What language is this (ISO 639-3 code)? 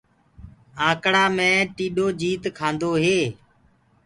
ggg